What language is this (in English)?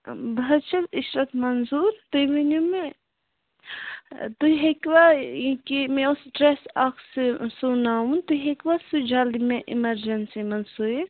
Kashmiri